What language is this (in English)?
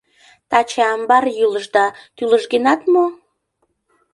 Mari